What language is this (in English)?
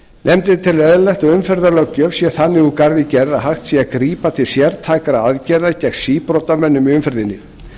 Icelandic